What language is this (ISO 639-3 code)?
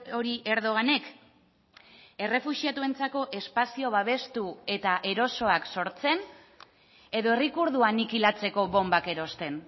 eus